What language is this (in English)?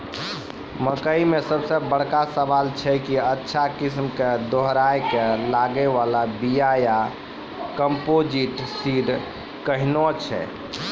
Maithili